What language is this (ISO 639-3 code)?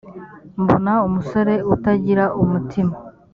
kin